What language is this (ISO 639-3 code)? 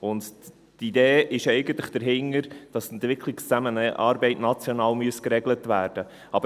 gsw